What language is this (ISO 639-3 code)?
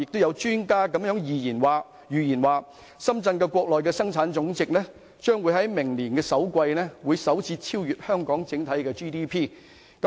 yue